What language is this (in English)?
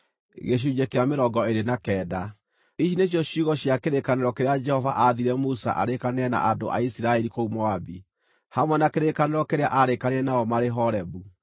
Kikuyu